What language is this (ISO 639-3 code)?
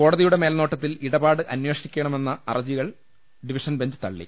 mal